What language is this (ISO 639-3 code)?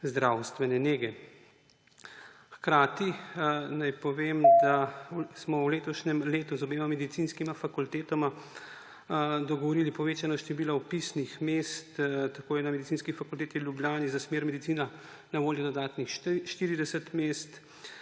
slv